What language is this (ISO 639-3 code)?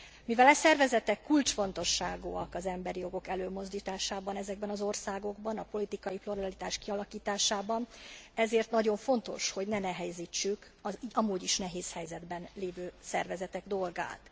hun